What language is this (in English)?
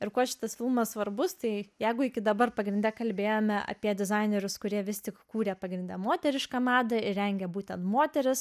Lithuanian